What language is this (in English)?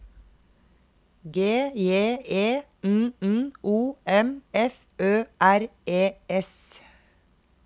Norwegian